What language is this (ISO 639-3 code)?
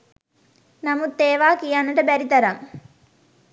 sin